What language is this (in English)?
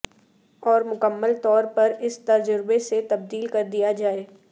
Urdu